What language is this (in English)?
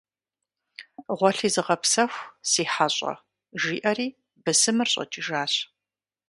Kabardian